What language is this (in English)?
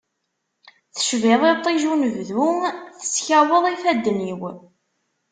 Kabyle